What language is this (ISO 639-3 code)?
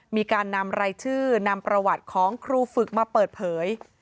tha